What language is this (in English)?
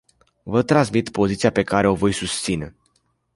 Romanian